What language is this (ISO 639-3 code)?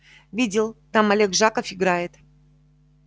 rus